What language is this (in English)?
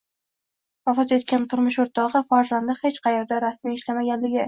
Uzbek